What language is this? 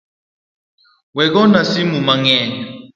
Luo (Kenya and Tanzania)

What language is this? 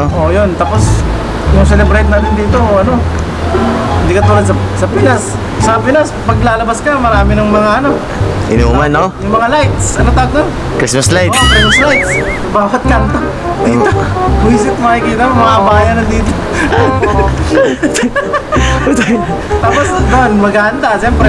Indonesian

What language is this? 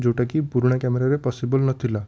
Odia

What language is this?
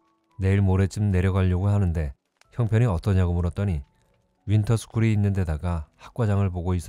Korean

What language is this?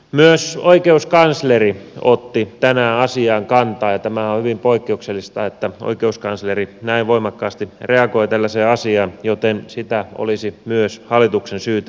Finnish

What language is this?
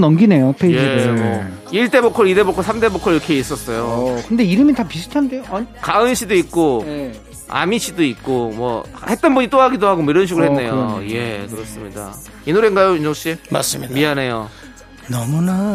Korean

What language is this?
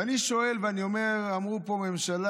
Hebrew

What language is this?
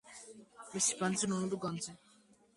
Georgian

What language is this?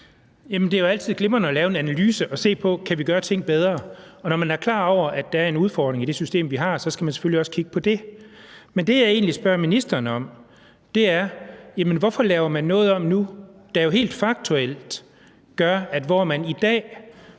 Danish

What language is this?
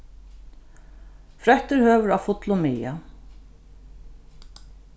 Faroese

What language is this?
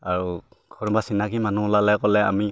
Assamese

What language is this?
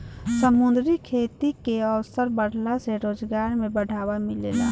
Bhojpuri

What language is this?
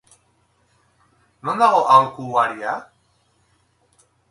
Basque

